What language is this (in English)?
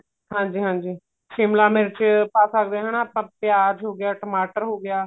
Punjabi